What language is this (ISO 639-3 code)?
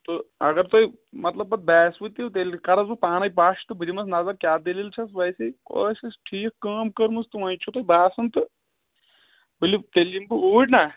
kas